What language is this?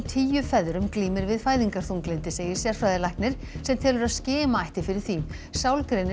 Icelandic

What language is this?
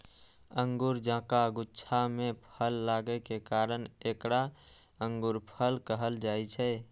Maithili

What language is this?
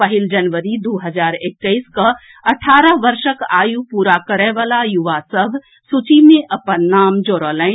Maithili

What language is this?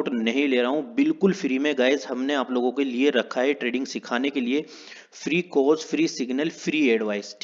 Hindi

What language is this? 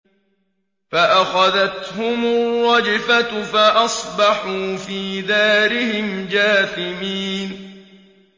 Arabic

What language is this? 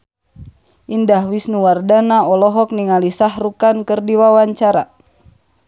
Sundanese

